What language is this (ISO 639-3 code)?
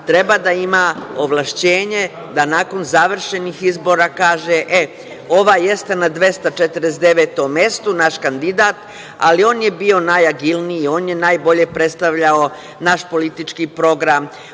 srp